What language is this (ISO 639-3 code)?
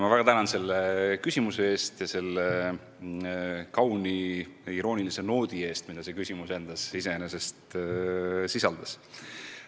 est